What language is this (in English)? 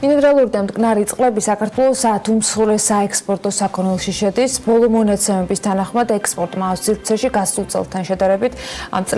Romanian